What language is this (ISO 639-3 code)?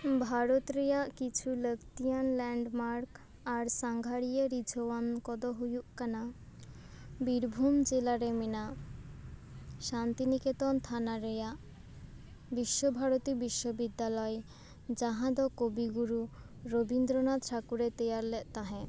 sat